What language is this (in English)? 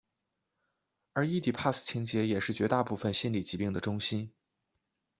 Chinese